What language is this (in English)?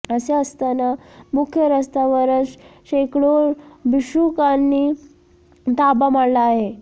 Marathi